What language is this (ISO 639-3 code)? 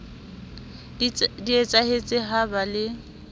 sot